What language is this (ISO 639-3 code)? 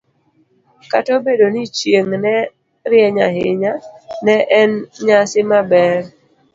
luo